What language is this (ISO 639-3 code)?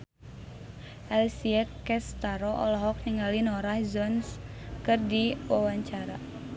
sun